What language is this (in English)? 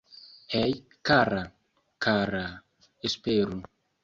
Esperanto